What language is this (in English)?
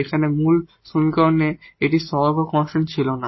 Bangla